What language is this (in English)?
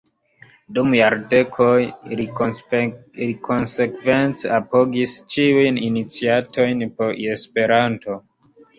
Esperanto